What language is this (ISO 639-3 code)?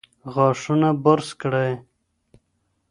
pus